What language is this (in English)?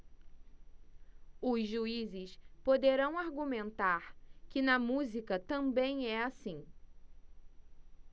Portuguese